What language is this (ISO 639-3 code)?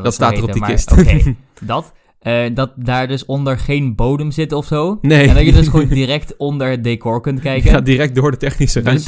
nld